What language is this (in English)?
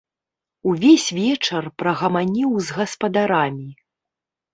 Belarusian